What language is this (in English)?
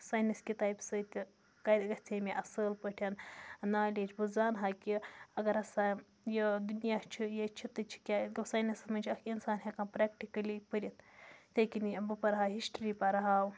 Kashmiri